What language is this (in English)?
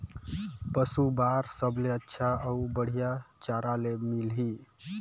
Chhattisgarhi